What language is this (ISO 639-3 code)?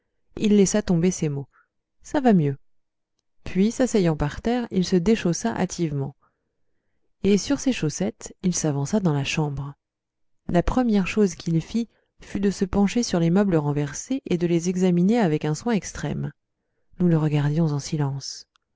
fra